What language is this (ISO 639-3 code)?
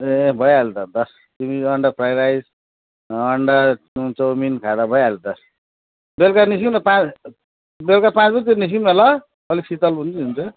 nep